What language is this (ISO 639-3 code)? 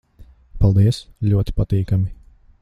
lav